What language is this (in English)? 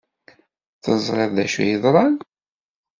Kabyle